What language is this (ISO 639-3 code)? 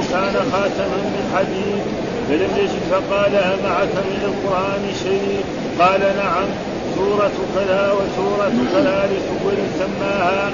ara